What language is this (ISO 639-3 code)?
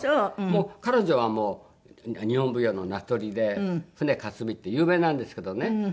jpn